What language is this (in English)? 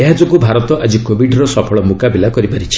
Odia